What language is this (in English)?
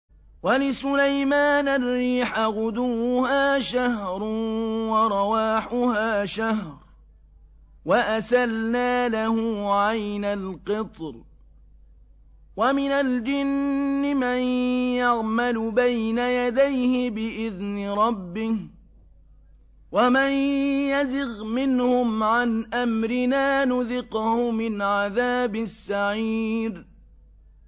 Arabic